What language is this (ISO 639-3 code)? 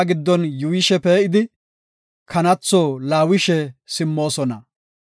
gof